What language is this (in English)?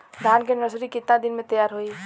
Bhojpuri